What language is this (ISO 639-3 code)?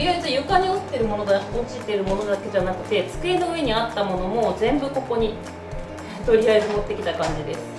jpn